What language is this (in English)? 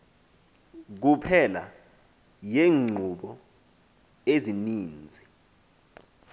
Xhosa